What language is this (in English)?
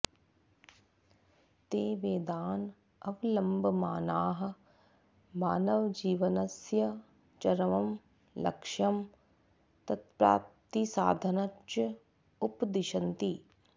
Sanskrit